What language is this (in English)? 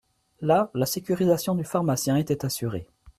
French